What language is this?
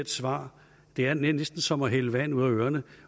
Danish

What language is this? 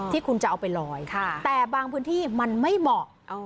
Thai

